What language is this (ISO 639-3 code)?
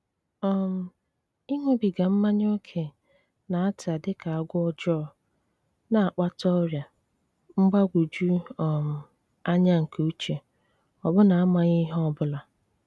ibo